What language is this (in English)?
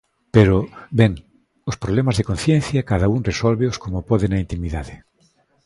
Galician